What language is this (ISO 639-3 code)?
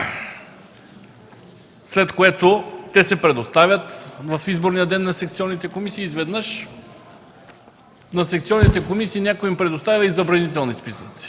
bul